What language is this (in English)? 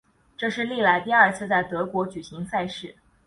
Chinese